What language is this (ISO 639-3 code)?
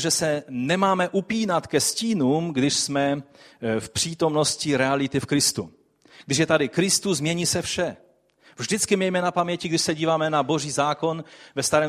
ces